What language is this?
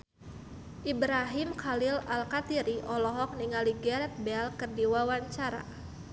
Sundanese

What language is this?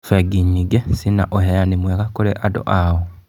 Kikuyu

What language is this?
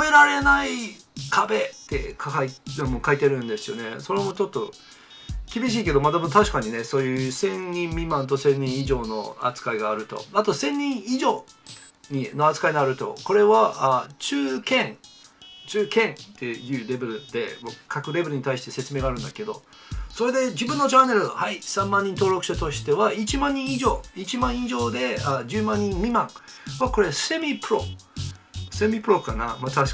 Japanese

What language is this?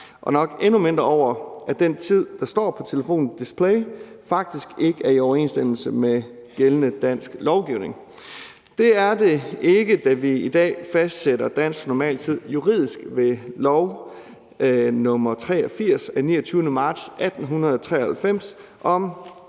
Danish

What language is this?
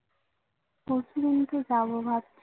Bangla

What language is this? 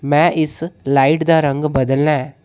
Dogri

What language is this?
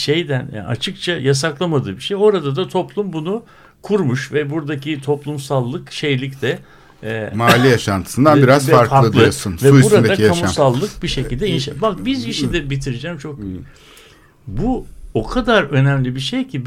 Turkish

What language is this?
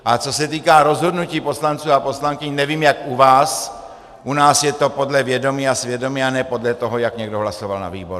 Czech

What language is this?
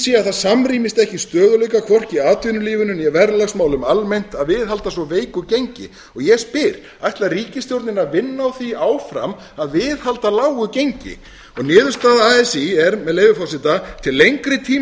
Icelandic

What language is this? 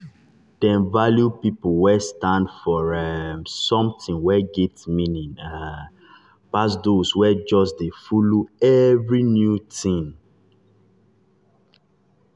Nigerian Pidgin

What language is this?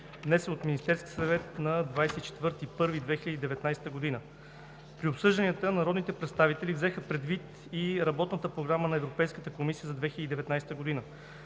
Bulgarian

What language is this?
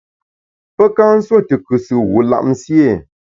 Bamun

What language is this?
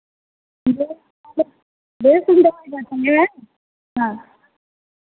Santali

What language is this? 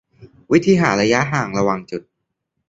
Thai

